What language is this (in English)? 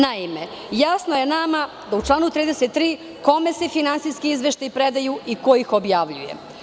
Serbian